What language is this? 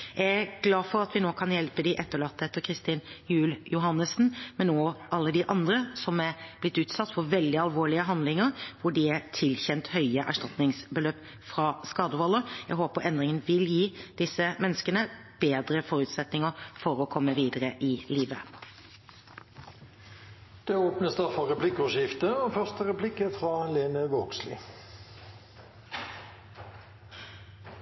Norwegian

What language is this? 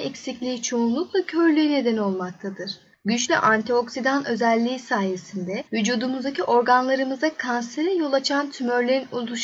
Turkish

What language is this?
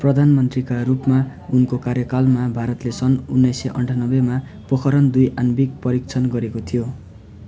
Nepali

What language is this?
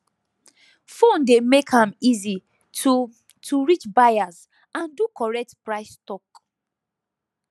Nigerian Pidgin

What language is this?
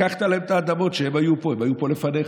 Hebrew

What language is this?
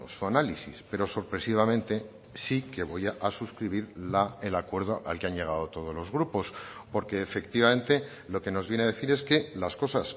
Spanish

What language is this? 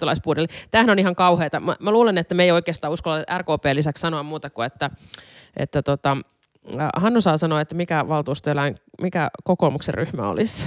Finnish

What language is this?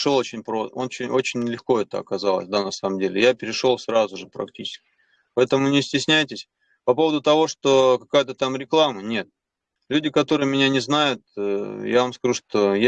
Russian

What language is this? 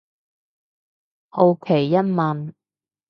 Cantonese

